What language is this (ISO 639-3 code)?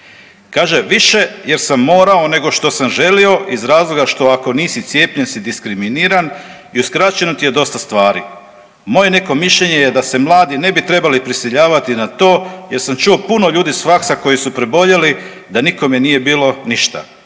hrv